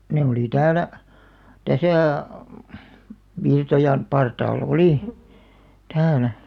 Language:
Finnish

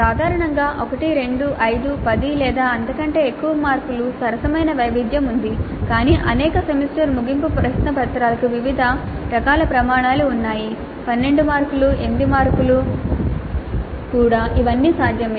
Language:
Telugu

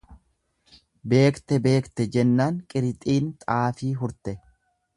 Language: Oromo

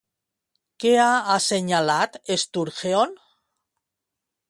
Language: Catalan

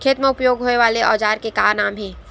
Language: Chhattisgarhi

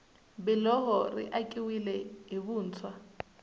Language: Tsonga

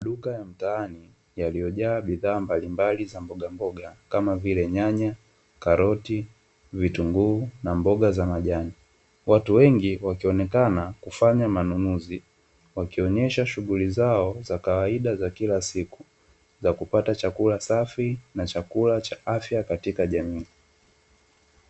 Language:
Swahili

